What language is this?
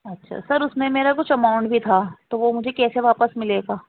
Urdu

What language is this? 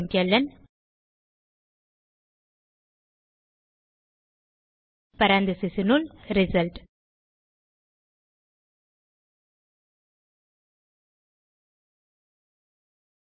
Tamil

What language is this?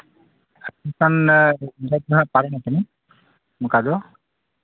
Santali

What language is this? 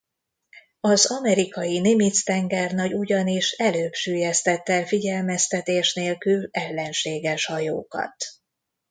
Hungarian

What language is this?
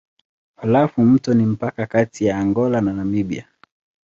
Swahili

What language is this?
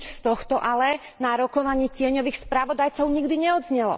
Slovak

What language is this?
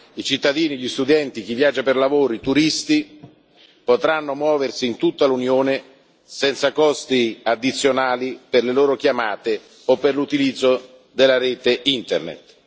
Italian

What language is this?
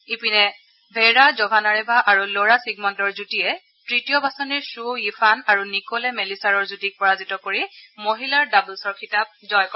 Assamese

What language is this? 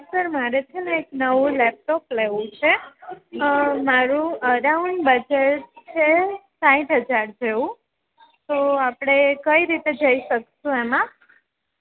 Gujarati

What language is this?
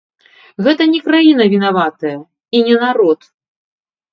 Belarusian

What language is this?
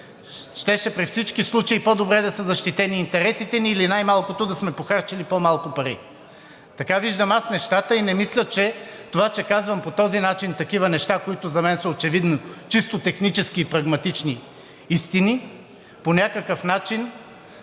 Bulgarian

